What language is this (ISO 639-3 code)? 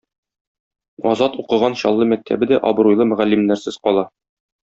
tat